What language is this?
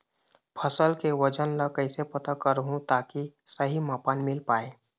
Chhattisgarhi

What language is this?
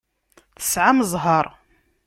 Kabyle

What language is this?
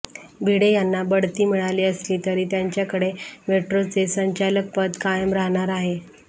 Marathi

